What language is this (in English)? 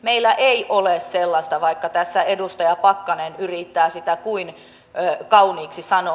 Finnish